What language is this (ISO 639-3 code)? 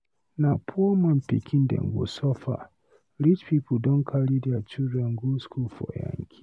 pcm